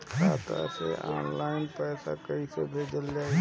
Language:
Bhojpuri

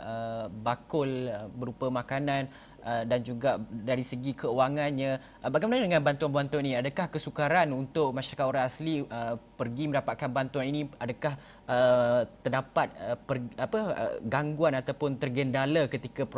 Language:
Malay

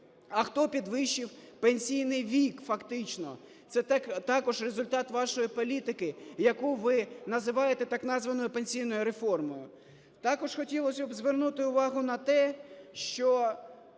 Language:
Ukrainian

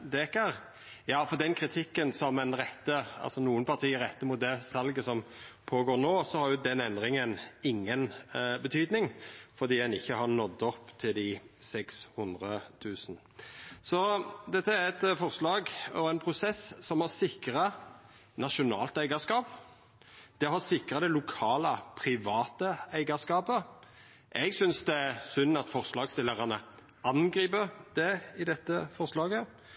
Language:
Norwegian Nynorsk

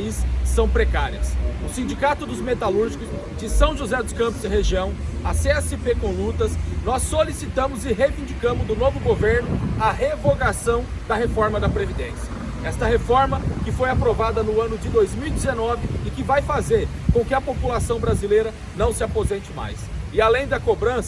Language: Portuguese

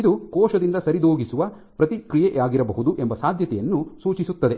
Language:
Kannada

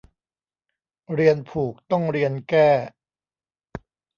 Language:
Thai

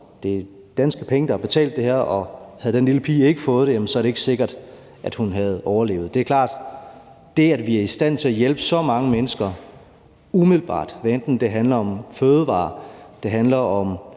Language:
Danish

